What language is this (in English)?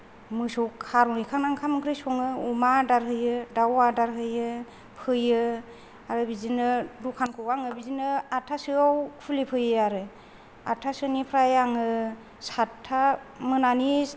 Bodo